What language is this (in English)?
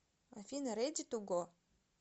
Russian